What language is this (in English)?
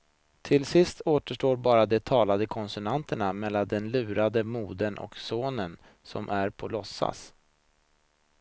Swedish